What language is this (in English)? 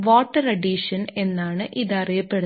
Malayalam